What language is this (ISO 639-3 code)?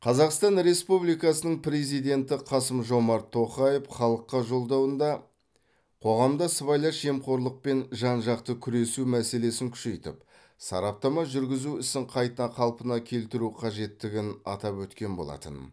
kaz